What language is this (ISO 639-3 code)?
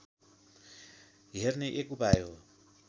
nep